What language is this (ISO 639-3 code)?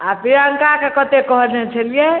mai